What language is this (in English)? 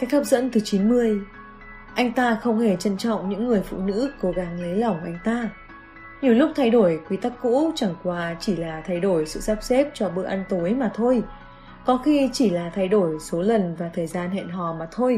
Vietnamese